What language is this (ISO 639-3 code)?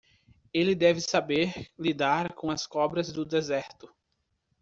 por